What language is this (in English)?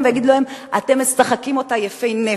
Hebrew